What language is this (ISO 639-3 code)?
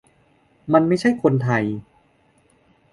tha